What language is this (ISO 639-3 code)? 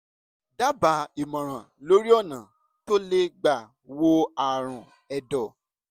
yor